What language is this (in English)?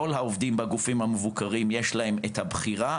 Hebrew